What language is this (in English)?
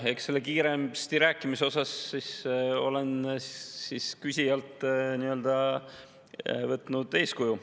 Estonian